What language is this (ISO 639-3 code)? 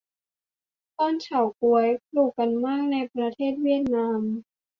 tha